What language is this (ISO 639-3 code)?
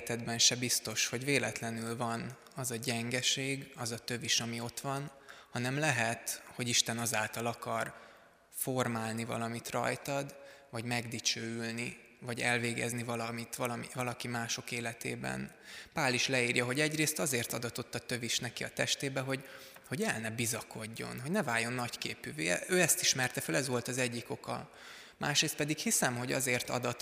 hun